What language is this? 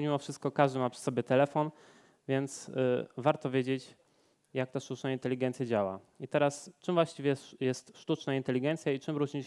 Polish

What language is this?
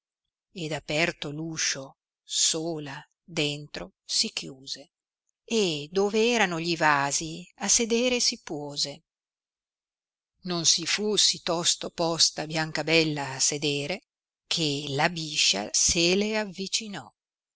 Italian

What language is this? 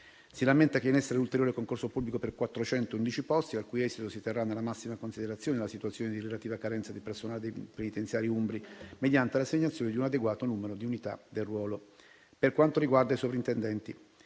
Italian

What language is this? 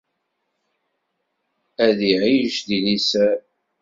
Kabyle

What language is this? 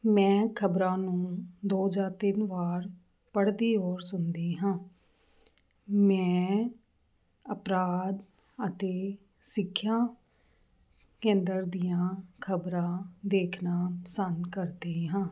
Punjabi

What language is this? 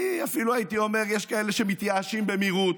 Hebrew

